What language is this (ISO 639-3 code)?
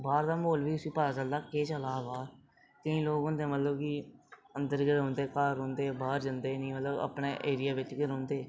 doi